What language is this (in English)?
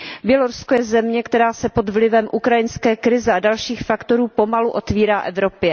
Czech